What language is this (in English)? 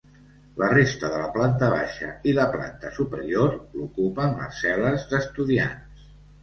Catalan